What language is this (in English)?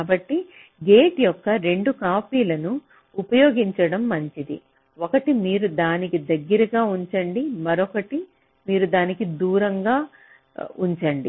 Telugu